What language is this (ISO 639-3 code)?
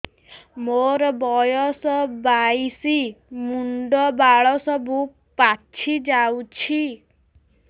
ori